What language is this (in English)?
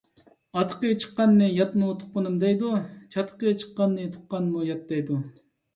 Uyghur